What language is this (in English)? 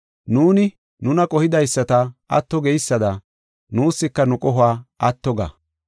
Gofa